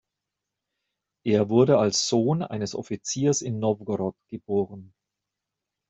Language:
German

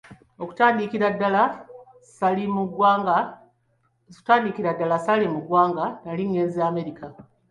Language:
Ganda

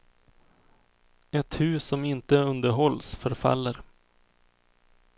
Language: Swedish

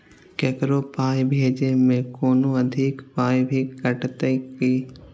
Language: Maithili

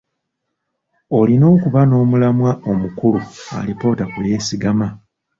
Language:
Ganda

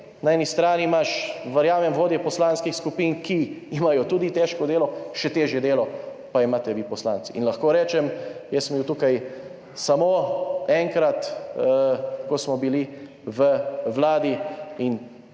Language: Slovenian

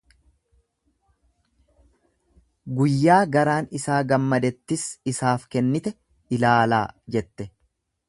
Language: Oromo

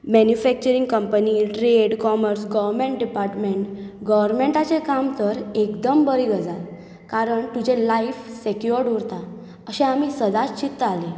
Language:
Konkani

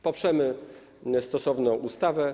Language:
Polish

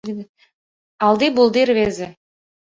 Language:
Mari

